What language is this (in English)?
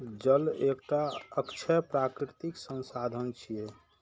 Maithili